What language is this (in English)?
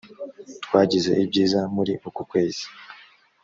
Kinyarwanda